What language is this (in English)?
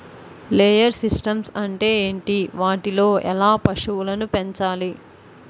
Telugu